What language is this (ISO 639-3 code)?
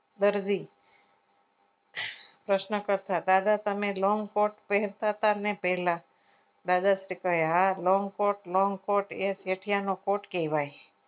guj